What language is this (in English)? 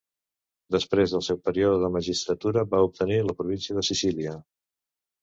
Catalan